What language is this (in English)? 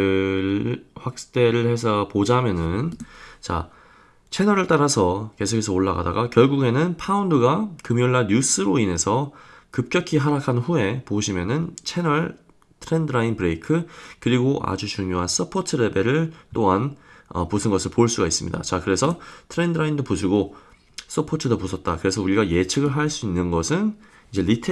Korean